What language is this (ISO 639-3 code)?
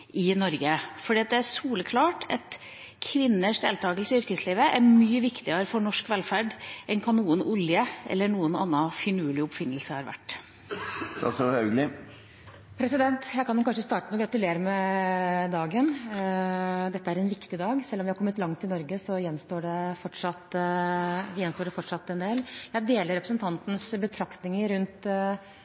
nob